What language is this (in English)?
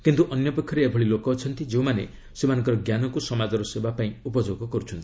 Odia